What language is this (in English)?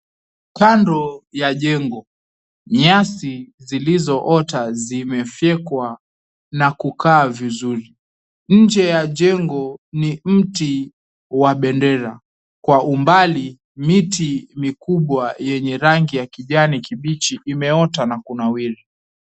Swahili